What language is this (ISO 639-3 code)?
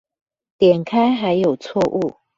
zho